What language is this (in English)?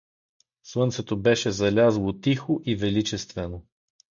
Bulgarian